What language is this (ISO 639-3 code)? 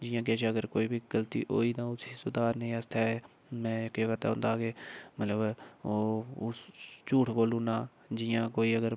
doi